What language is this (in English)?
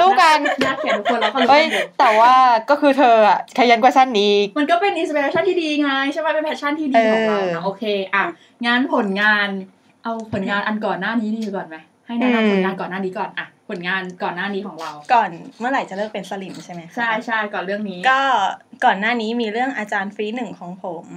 Thai